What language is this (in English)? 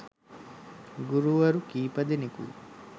Sinhala